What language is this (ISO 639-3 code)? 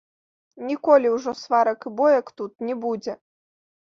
bel